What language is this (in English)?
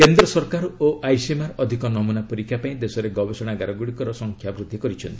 Odia